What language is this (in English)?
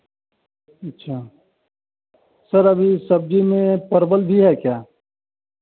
Hindi